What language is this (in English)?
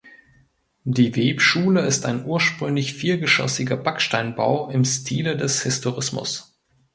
German